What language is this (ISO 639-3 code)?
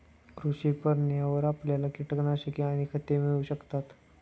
mar